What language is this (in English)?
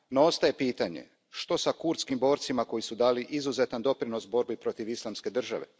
Croatian